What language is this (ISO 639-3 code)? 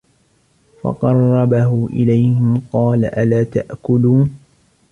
ara